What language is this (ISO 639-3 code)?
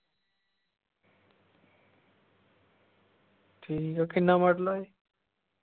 pan